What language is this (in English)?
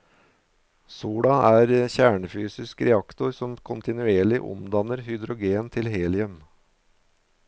Norwegian